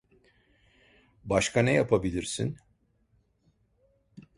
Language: Turkish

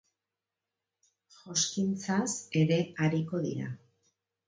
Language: Basque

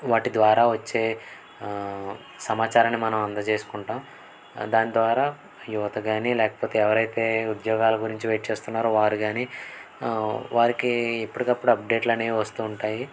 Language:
Telugu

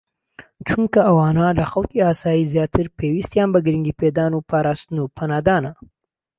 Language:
Central Kurdish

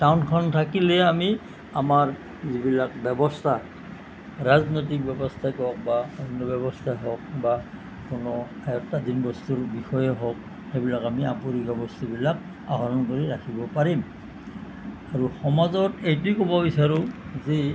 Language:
Assamese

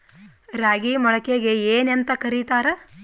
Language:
Kannada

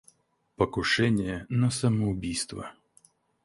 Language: Russian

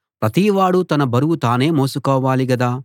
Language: Telugu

